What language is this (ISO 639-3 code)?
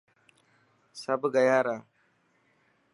mki